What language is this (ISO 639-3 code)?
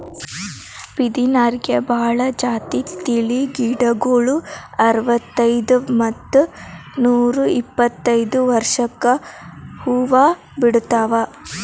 kan